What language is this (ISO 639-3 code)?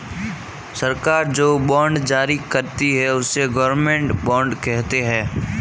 hin